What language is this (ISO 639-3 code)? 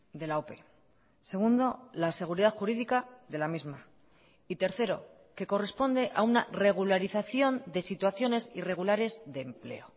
spa